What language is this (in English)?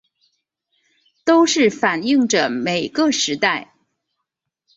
Chinese